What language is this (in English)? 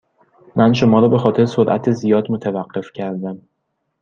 Persian